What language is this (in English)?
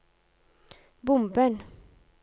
Norwegian